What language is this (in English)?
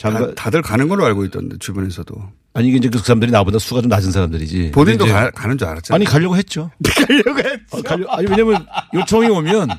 Korean